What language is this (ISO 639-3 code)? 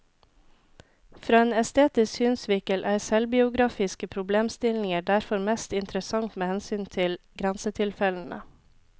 nor